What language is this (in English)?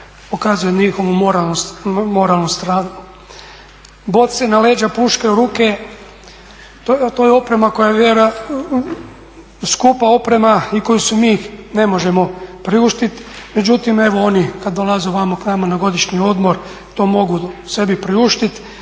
Croatian